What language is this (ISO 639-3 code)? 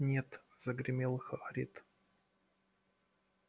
rus